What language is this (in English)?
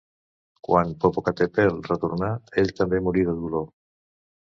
Catalan